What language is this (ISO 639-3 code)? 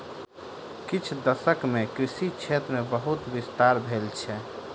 mai